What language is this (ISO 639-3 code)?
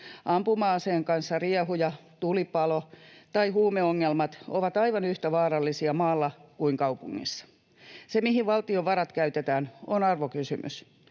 fin